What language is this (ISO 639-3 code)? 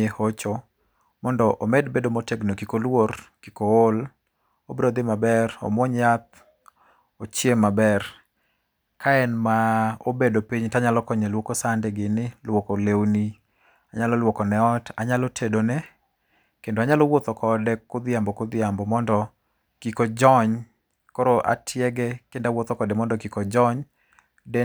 luo